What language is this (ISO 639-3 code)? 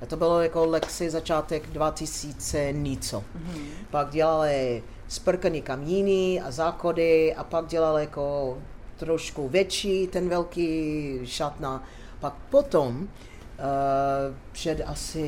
ces